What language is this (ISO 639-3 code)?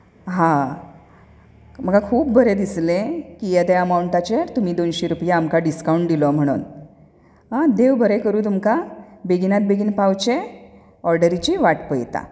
kok